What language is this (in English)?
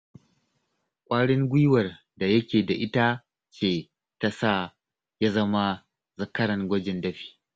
Hausa